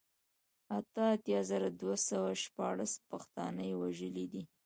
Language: Pashto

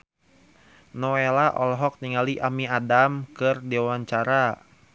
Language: Sundanese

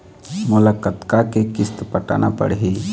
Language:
Chhattisgarhi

